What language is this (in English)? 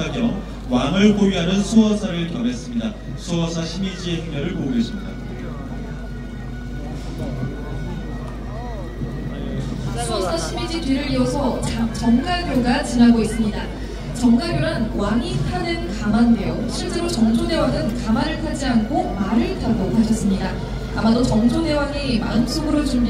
Korean